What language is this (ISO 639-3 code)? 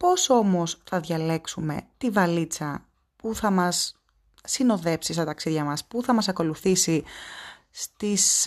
ell